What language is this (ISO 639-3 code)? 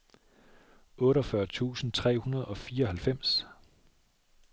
dan